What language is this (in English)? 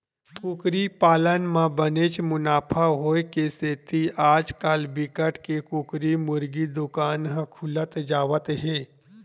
Chhattisgarhi